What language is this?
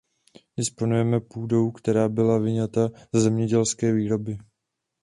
Czech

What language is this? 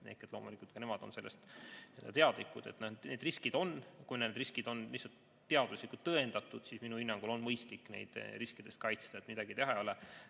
Estonian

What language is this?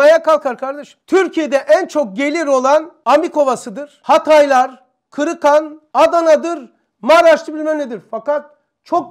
Turkish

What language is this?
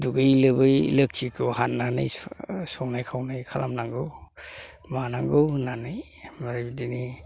Bodo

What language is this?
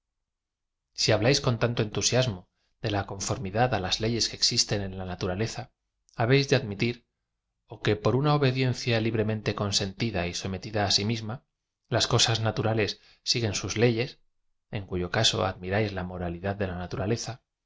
Spanish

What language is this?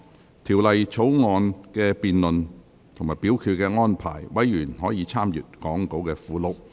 Cantonese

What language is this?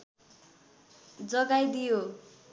Nepali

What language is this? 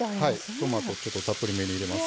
Japanese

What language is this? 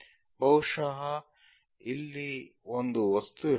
Kannada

